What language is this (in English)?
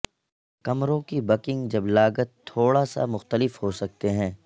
Urdu